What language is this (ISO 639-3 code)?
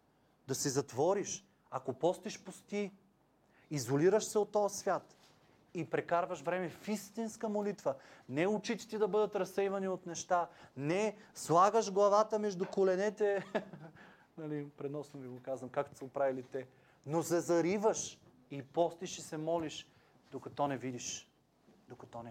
bul